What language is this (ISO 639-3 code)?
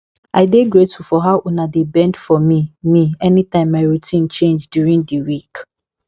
pcm